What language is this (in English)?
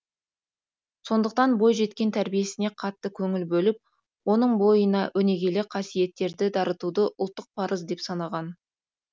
Kazakh